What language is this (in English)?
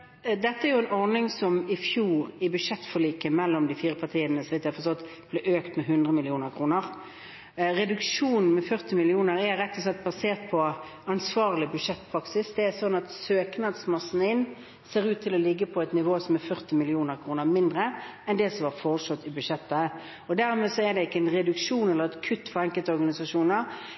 Norwegian Bokmål